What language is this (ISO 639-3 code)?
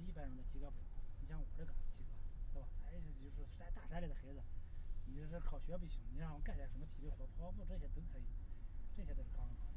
zho